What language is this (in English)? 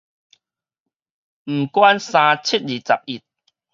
Min Nan Chinese